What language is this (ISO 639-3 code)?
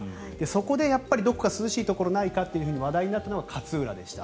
jpn